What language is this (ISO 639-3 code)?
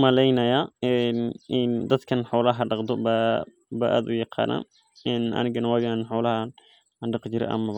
som